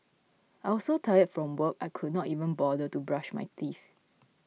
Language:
English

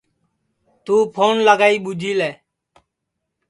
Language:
Sansi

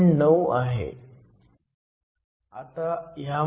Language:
Marathi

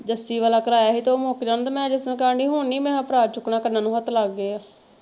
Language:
Punjabi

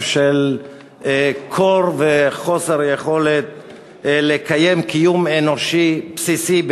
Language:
Hebrew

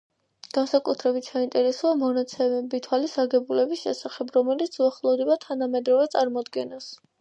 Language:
Georgian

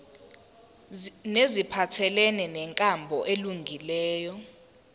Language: Zulu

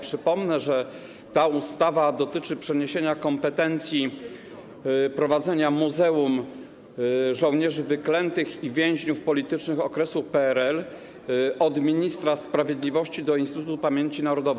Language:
Polish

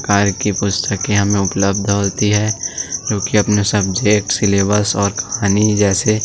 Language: Hindi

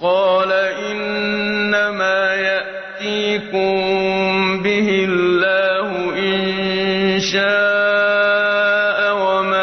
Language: Arabic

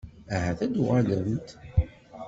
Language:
Kabyle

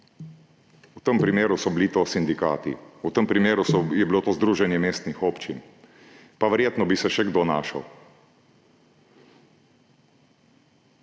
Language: Slovenian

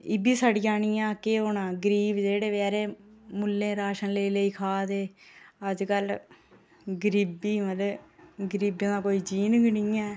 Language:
Dogri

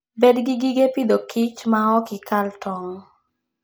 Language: Luo (Kenya and Tanzania)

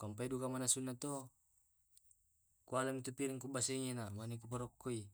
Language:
Tae'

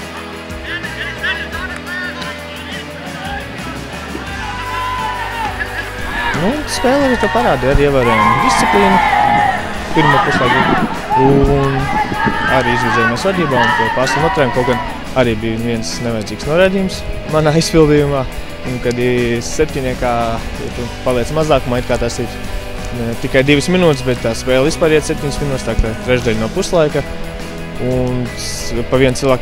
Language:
Latvian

